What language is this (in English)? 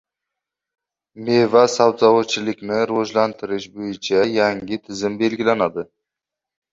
Uzbek